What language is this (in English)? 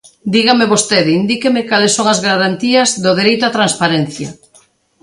Galician